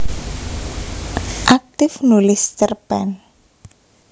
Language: Javanese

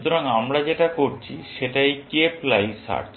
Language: Bangla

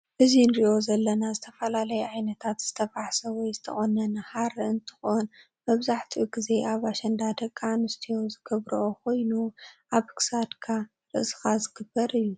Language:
Tigrinya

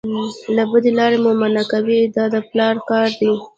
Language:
Pashto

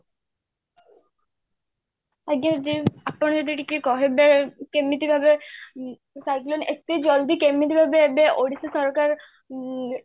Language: Odia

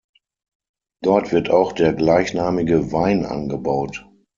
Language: German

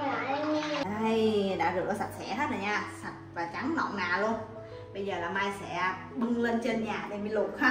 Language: Vietnamese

